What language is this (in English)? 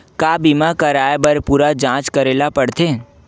Chhattisgarhi